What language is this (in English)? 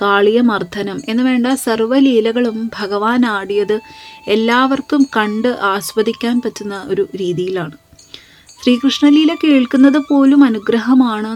Malayalam